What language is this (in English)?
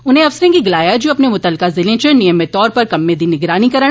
Dogri